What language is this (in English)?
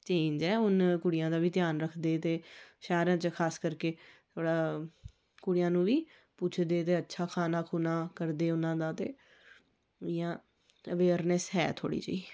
Dogri